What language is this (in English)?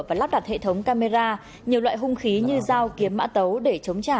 Vietnamese